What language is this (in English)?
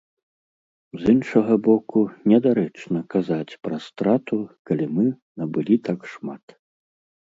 Belarusian